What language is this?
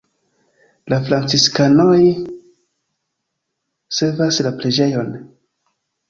Esperanto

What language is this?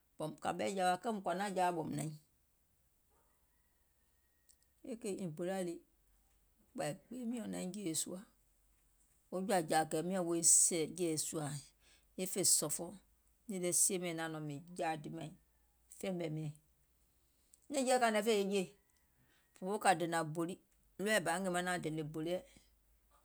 Gola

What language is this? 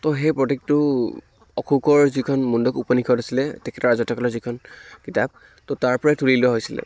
Assamese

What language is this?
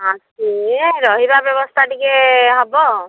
Odia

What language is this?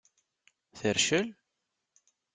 Kabyle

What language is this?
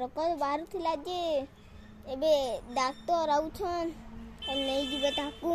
Romanian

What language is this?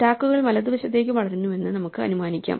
Malayalam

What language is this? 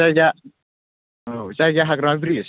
Bodo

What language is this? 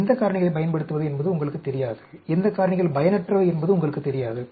Tamil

